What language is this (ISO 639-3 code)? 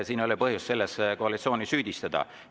est